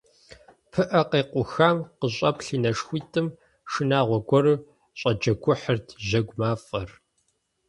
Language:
Kabardian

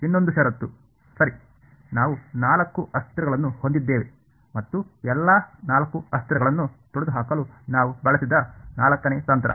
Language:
Kannada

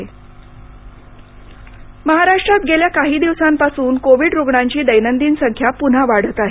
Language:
Marathi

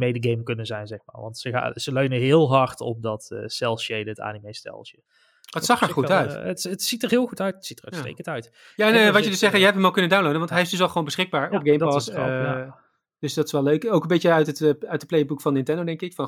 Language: Dutch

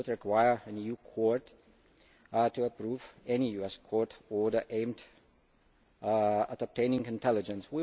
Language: English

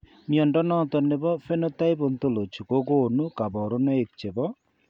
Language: Kalenjin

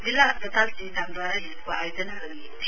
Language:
Nepali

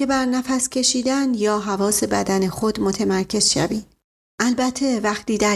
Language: Persian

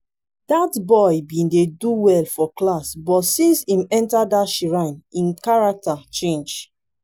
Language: Nigerian Pidgin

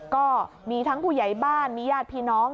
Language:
Thai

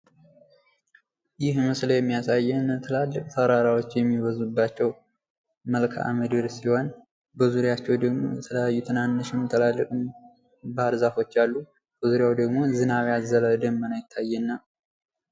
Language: Amharic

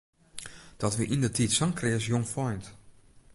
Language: Western Frisian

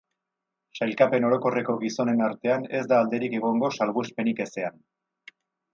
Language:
Basque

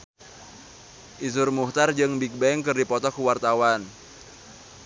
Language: Sundanese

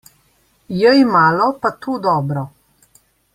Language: Slovenian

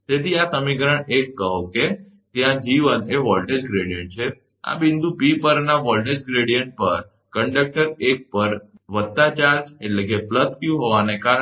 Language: Gujarati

